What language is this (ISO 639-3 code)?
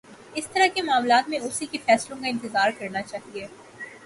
urd